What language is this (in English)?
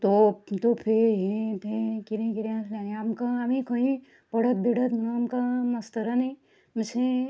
Konkani